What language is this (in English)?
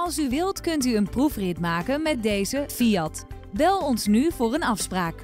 Dutch